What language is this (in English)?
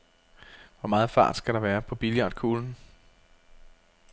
Danish